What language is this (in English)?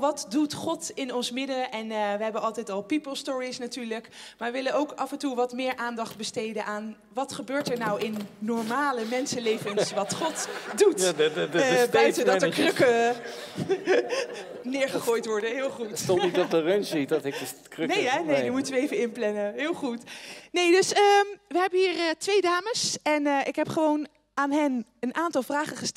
Dutch